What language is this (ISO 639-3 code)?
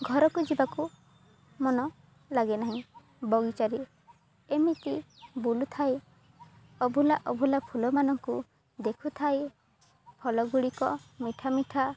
ori